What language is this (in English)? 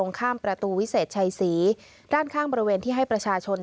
Thai